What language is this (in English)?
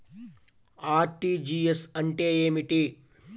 Telugu